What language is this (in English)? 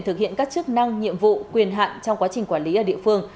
Vietnamese